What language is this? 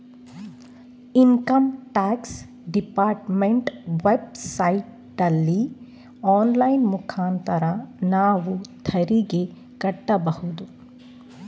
Kannada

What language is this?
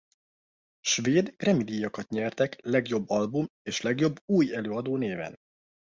Hungarian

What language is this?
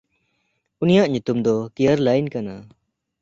Santali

